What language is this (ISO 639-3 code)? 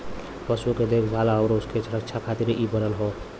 bho